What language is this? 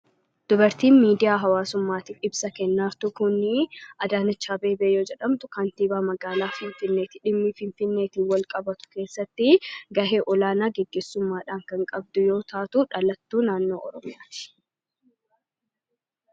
Oromo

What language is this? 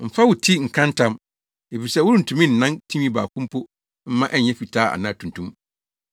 Akan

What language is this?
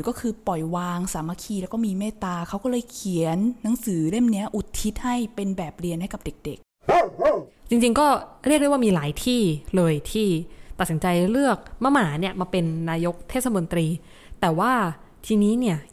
Thai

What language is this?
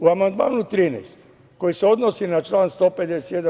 Serbian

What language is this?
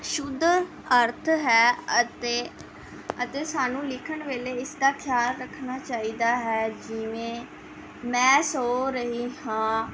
Punjabi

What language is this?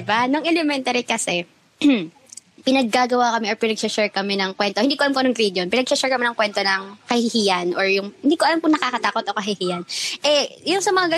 Filipino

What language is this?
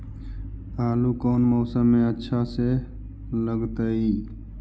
Magahi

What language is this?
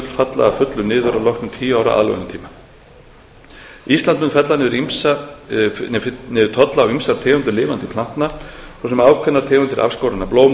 Icelandic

